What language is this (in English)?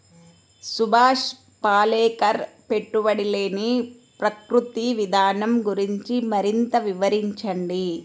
Telugu